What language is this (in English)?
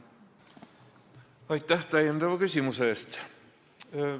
Estonian